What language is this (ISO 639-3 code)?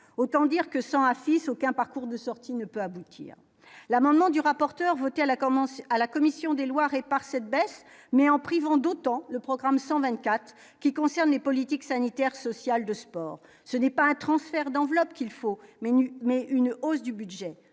fra